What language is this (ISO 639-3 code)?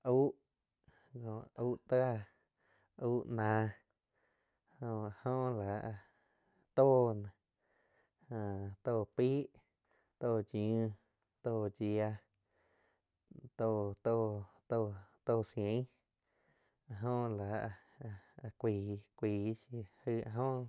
chq